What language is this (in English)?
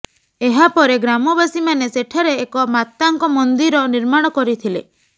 Odia